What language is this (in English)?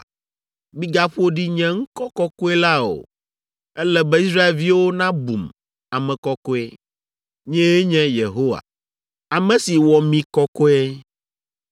Ewe